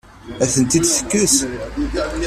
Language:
Kabyle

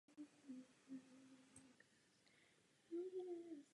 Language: Czech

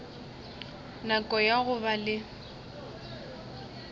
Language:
Northern Sotho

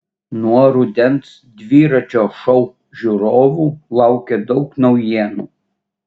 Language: Lithuanian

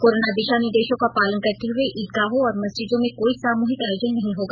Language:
Hindi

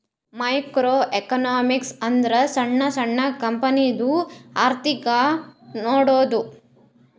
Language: Kannada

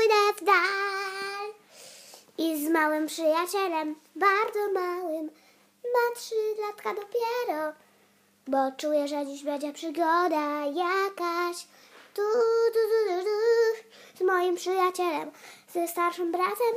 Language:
Polish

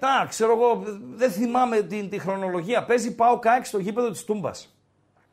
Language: Greek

